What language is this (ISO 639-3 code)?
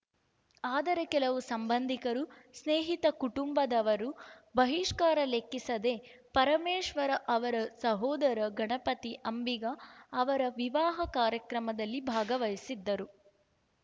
kan